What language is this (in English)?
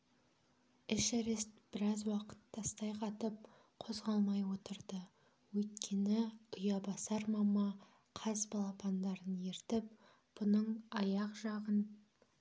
Kazakh